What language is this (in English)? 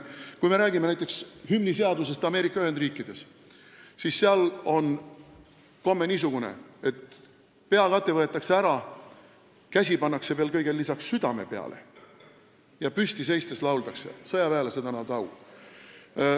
Estonian